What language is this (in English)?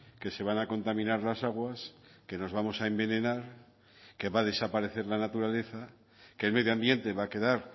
Spanish